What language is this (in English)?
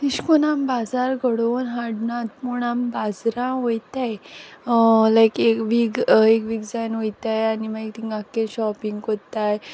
Konkani